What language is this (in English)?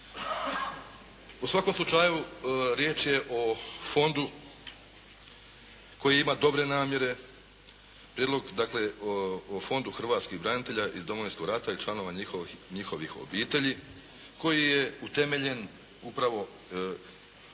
Croatian